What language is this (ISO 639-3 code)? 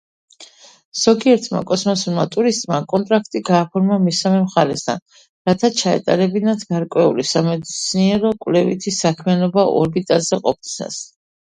kat